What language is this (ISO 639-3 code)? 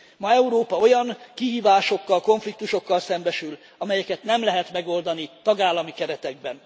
hun